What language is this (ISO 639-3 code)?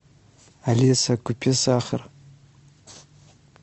rus